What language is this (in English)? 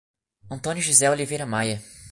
Portuguese